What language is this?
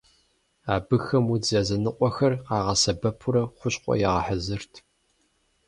Kabardian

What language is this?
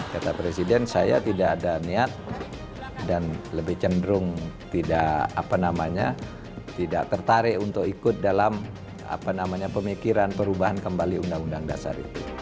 Indonesian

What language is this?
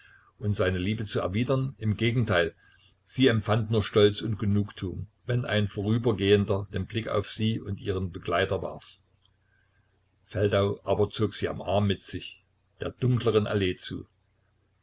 German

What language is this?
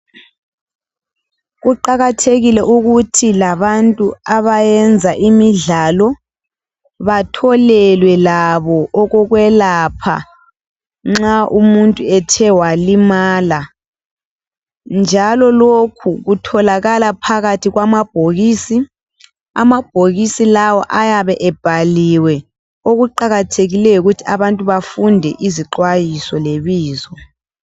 North Ndebele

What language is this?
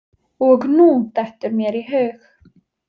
Icelandic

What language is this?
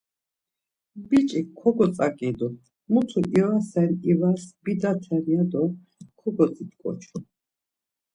Laz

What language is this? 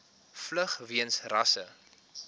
Afrikaans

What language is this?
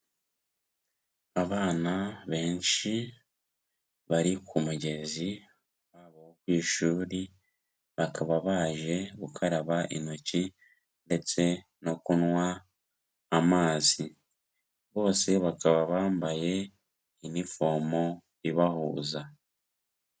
Kinyarwanda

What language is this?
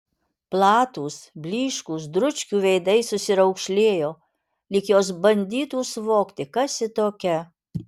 Lithuanian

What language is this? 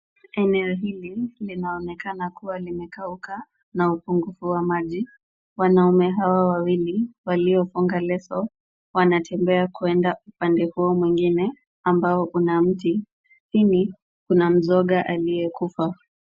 Swahili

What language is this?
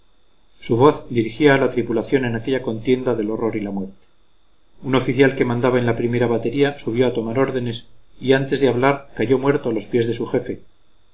Spanish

